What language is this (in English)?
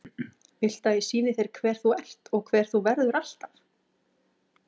Icelandic